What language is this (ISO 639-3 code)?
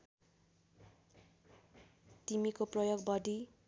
nep